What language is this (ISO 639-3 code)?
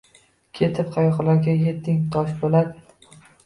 uzb